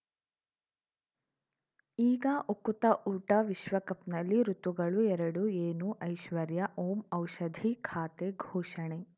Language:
Kannada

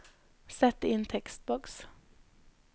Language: Norwegian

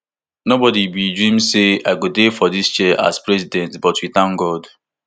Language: Nigerian Pidgin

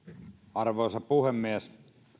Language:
Finnish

